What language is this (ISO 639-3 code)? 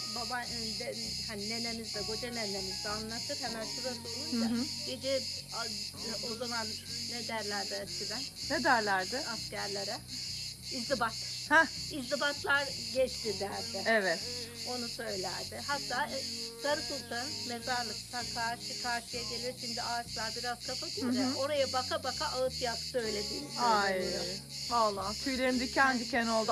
tur